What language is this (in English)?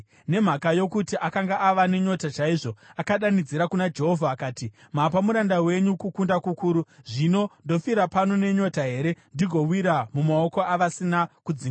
Shona